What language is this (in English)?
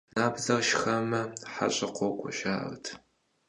Kabardian